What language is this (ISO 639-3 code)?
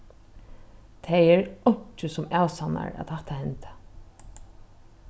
fao